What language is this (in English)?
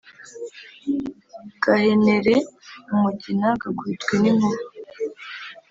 Kinyarwanda